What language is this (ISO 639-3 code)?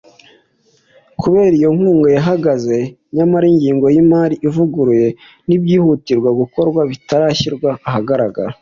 kin